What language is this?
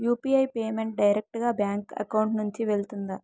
Telugu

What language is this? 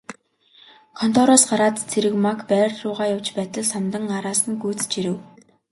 Mongolian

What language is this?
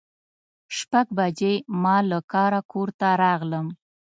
Pashto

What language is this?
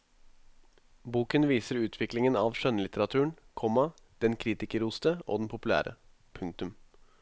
Norwegian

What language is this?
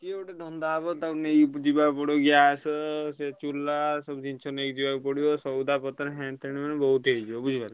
Odia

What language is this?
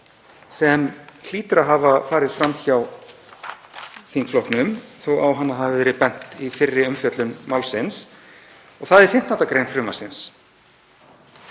Icelandic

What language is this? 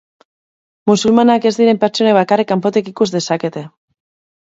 Basque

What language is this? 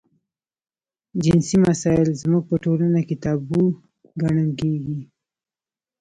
Pashto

